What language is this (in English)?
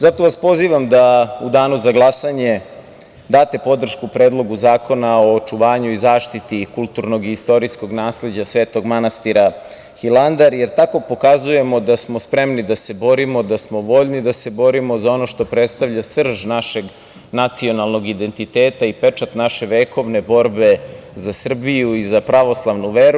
Serbian